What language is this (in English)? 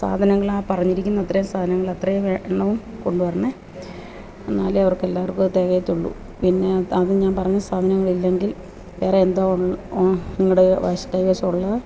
Malayalam